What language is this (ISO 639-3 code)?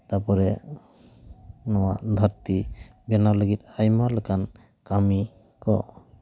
sat